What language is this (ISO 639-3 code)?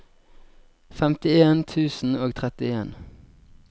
nor